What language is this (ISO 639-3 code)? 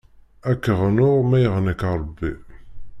kab